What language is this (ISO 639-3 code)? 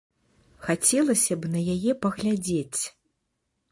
bel